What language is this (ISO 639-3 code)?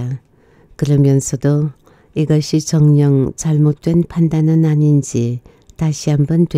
kor